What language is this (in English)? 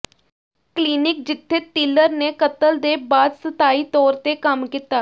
Punjabi